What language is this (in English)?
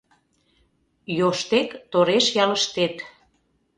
Mari